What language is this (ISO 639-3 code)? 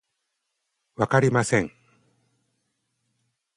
jpn